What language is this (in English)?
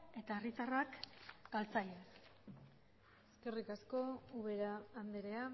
Basque